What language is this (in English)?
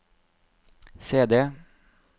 Norwegian